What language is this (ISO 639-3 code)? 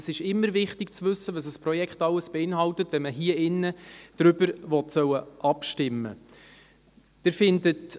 gsw